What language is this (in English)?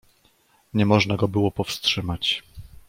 Polish